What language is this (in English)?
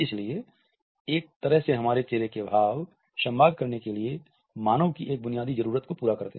Hindi